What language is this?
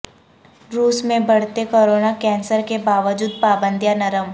Urdu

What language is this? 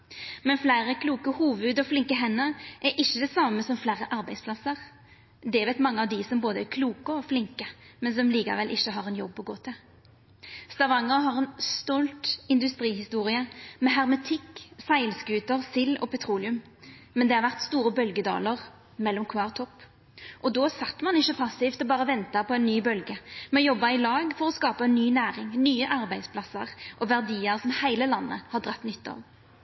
Norwegian Nynorsk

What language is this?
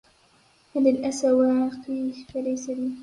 Arabic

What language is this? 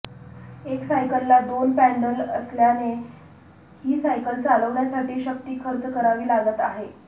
Marathi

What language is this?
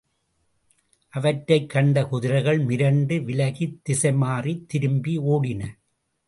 Tamil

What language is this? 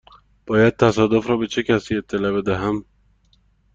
Persian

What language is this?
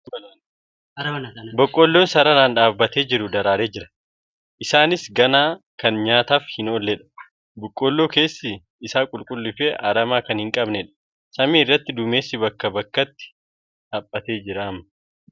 Oromo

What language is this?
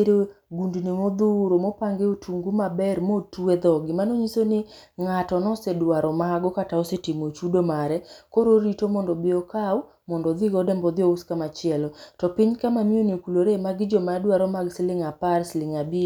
Luo (Kenya and Tanzania)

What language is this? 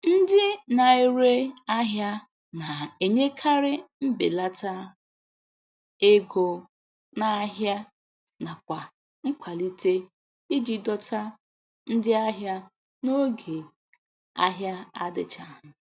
Igbo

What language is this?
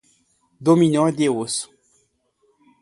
Portuguese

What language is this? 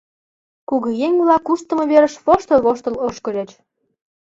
Mari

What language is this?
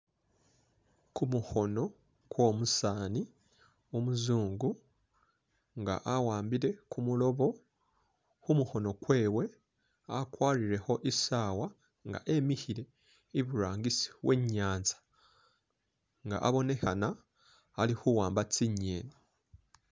Masaaba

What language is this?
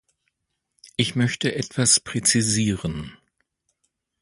German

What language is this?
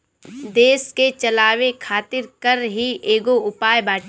Bhojpuri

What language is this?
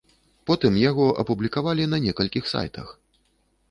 Belarusian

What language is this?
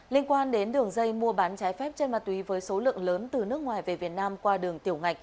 Vietnamese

